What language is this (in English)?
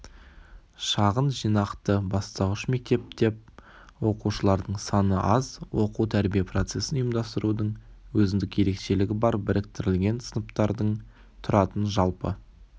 Kazakh